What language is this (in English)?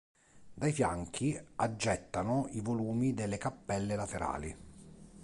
Italian